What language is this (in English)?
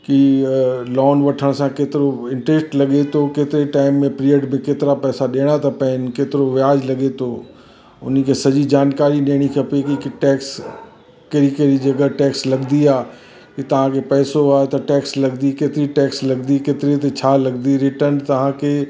Sindhi